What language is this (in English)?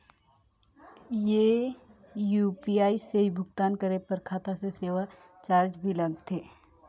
Chhattisgarhi